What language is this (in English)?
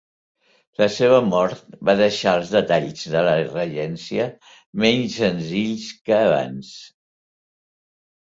Catalan